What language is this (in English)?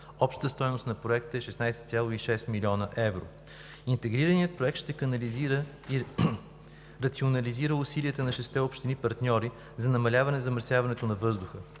Bulgarian